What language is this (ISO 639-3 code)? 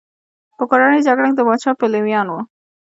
pus